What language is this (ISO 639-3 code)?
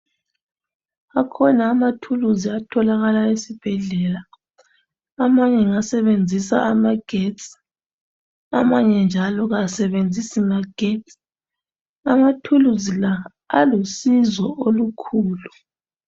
nde